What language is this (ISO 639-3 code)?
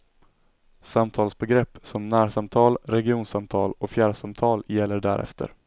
swe